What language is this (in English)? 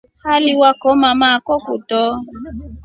Rombo